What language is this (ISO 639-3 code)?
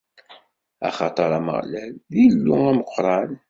kab